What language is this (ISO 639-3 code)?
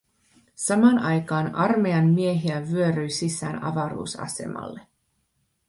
fin